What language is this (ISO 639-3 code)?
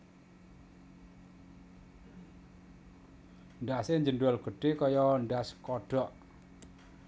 jav